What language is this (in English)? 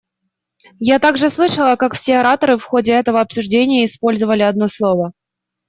Russian